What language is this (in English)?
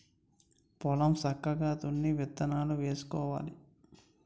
Telugu